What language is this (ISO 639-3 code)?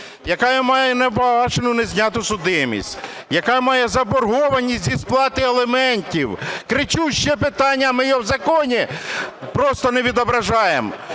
ukr